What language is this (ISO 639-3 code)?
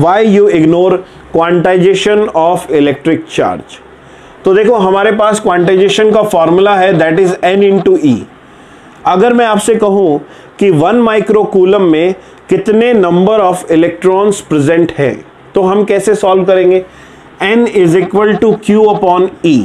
hin